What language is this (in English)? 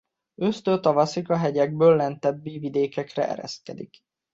Hungarian